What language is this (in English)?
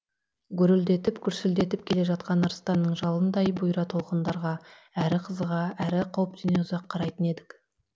Kazakh